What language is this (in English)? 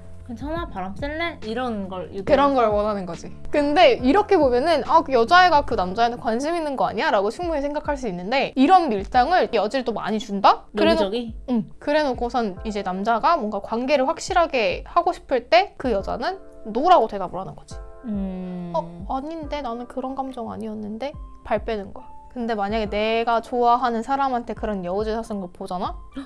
Korean